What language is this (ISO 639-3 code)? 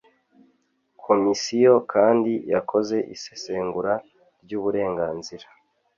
kin